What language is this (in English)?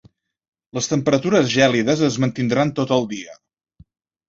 Catalan